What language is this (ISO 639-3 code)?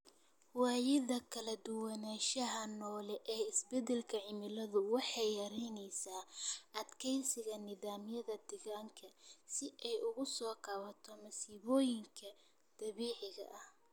som